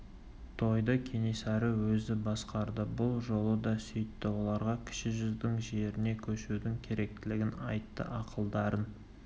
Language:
Kazakh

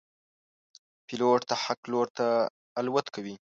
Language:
Pashto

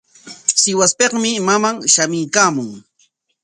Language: Corongo Ancash Quechua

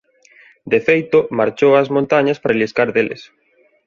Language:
Galician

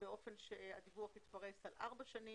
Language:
Hebrew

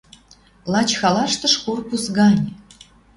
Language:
Western Mari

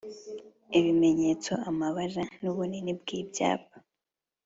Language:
Kinyarwanda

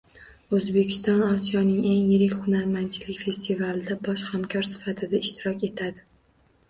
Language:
Uzbek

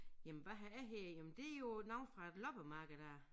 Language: Danish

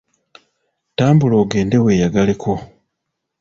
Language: Ganda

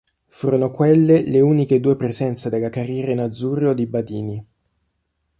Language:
Italian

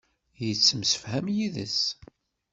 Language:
Kabyle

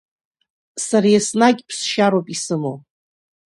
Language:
Abkhazian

